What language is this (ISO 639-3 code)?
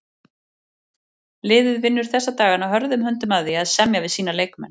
isl